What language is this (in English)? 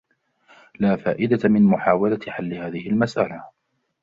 Arabic